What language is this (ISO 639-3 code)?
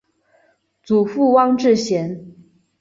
zho